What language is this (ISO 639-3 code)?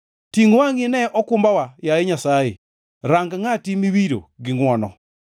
luo